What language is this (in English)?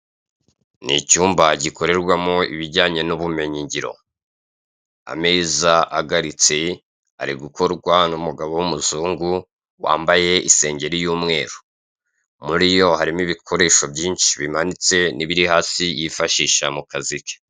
Kinyarwanda